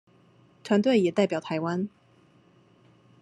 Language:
Chinese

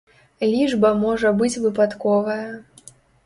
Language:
Belarusian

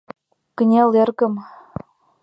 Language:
Mari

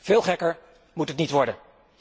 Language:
Dutch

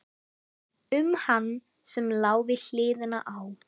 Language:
Icelandic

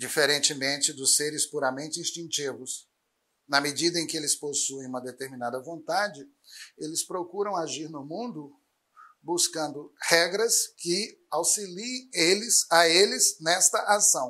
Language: Portuguese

